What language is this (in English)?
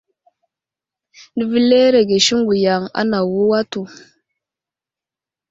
Wuzlam